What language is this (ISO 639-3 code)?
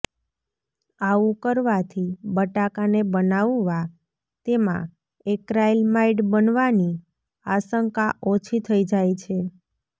guj